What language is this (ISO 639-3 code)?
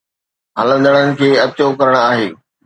snd